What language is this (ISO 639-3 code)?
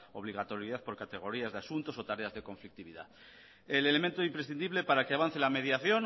spa